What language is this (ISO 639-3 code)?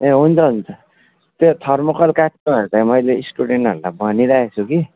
nep